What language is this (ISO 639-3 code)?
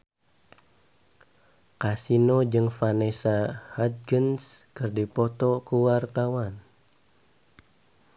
sun